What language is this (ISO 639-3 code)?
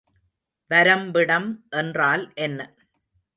tam